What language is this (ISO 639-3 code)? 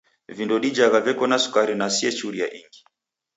dav